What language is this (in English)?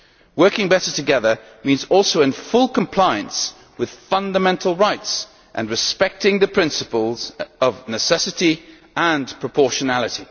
English